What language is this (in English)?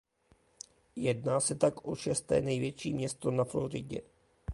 Czech